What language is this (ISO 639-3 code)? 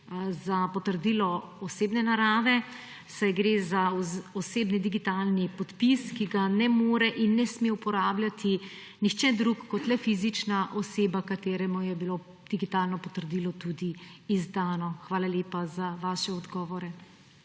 slv